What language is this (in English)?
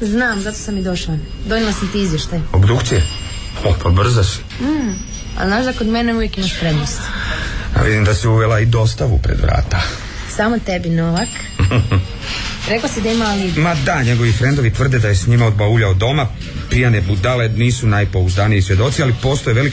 Croatian